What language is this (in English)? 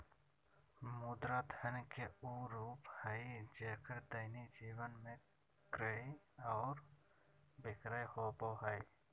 Magahi